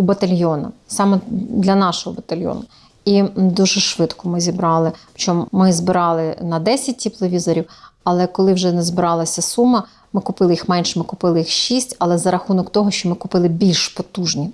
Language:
Ukrainian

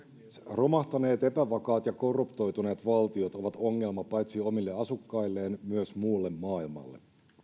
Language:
Finnish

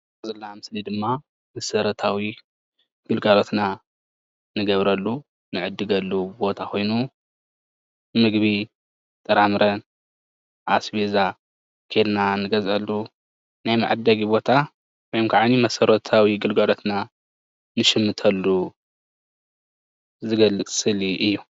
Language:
Tigrinya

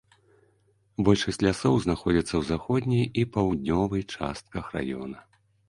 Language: Belarusian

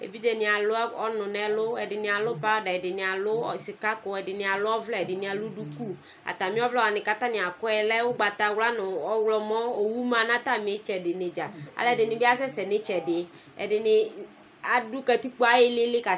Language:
Ikposo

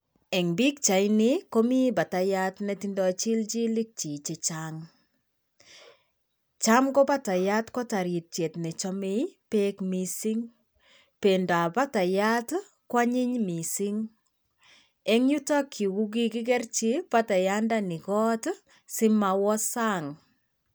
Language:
Kalenjin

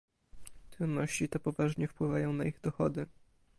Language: Polish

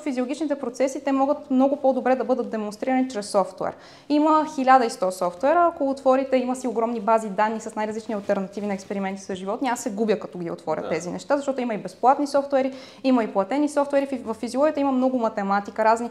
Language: Bulgarian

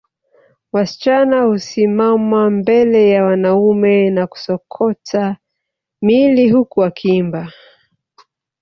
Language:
Swahili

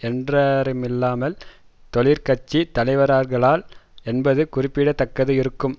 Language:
Tamil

